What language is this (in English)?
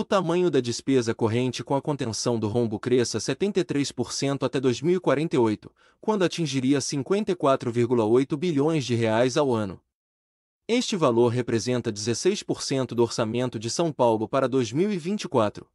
Portuguese